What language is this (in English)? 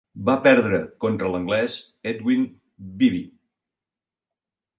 Catalan